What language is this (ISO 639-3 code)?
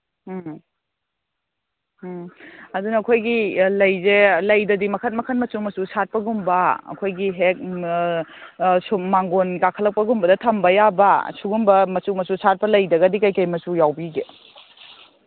mni